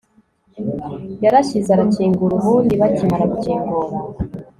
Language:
Kinyarwanda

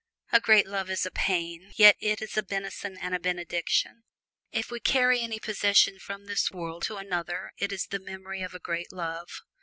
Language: English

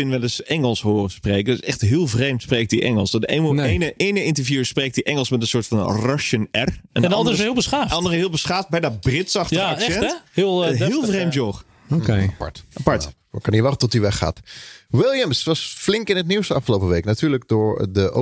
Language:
Dutch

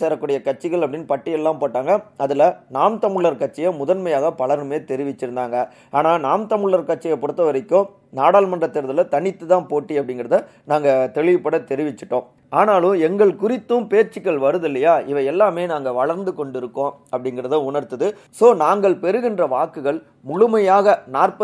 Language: Tamil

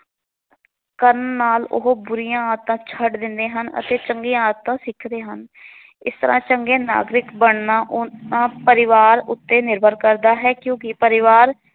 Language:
Punjabi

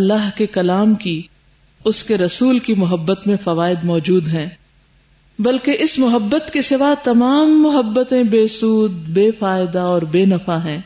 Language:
Urdu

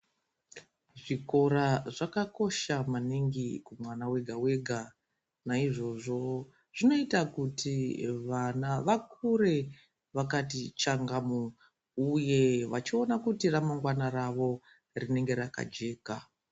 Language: Ndau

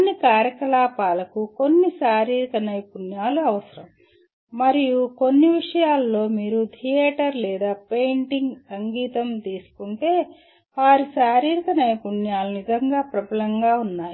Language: Telugu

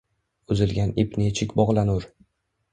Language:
Uzbek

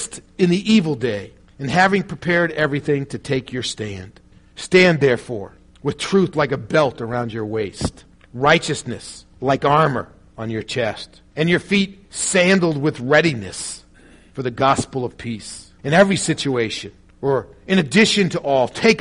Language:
English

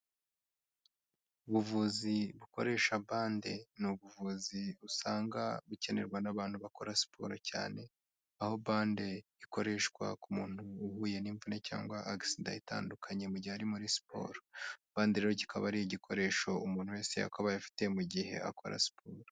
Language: Kinyarwanda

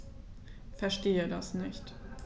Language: German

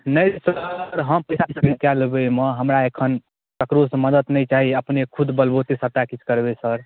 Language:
Maithili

